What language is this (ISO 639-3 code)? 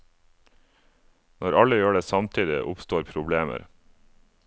nor